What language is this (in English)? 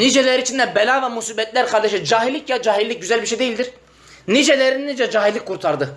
Turkish